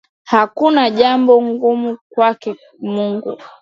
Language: Swahili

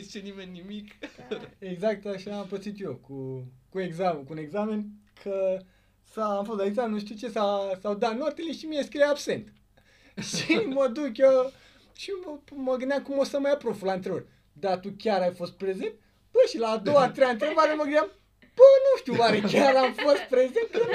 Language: Romanian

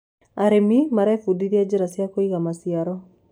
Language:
Kikuyu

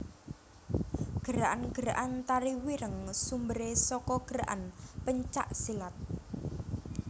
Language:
Javanese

